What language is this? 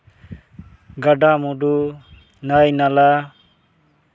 Santali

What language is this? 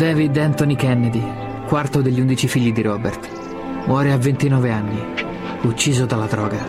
Italian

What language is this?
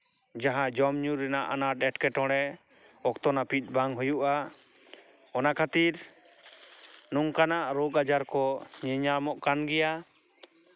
Santali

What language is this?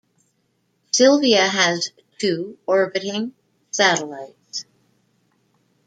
English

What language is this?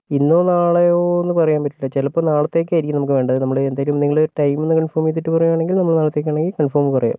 Malayalam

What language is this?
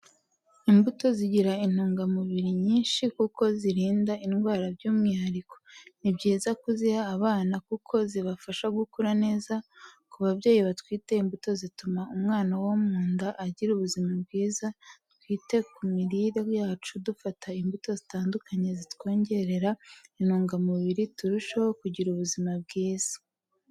Kinyarwanda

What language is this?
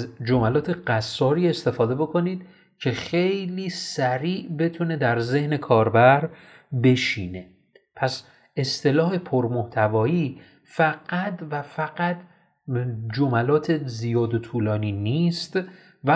Persian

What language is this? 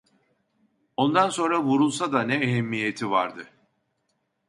Turkish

